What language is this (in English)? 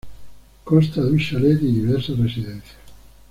Spanish